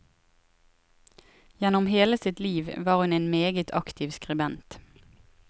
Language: Norwegian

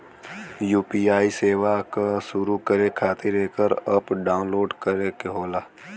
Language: Bhojpuri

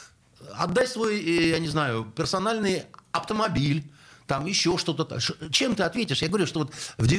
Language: Russian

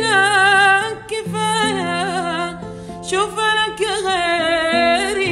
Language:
Arabic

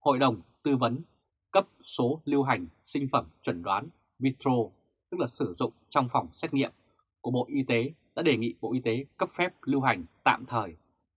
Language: Vietnamese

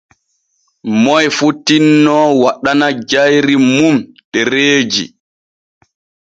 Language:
Borgu Fulfulde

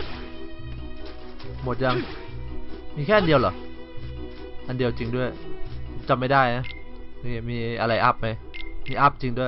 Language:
Thai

